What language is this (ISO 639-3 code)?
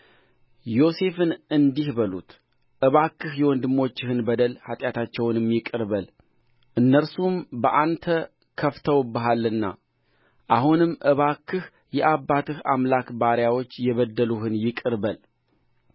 amh